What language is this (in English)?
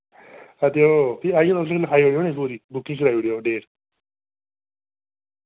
Dogri